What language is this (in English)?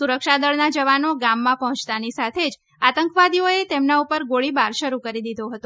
Gujarati